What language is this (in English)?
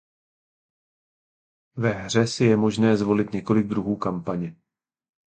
Czech